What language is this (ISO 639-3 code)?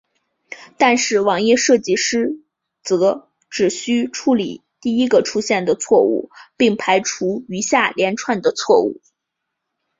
zho